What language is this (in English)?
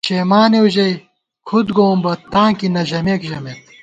Gawar-Bati